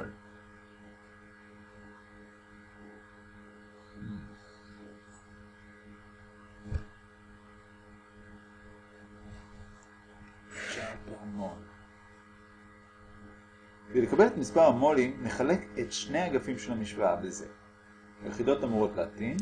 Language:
Hebrew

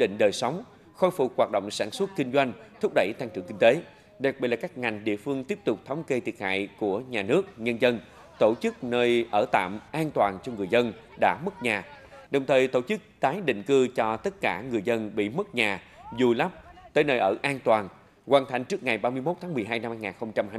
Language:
Vietnamese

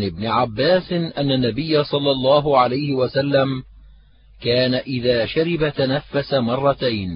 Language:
Arabic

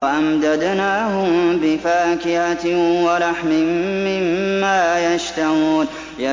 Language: Arabic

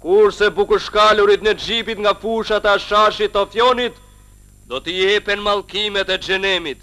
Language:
Romanian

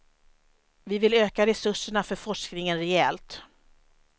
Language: Swedish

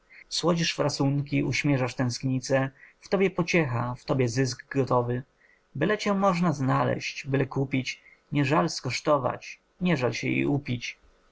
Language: Polish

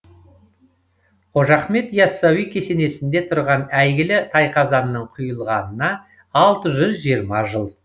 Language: Kazakh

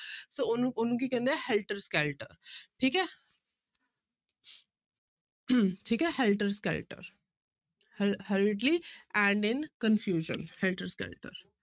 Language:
Punjabi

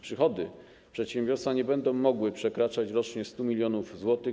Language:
Polish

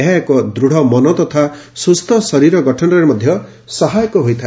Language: Odia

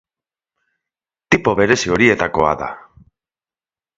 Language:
Basque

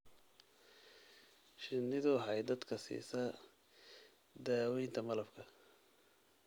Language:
Somali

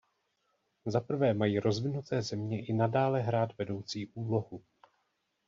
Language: Czech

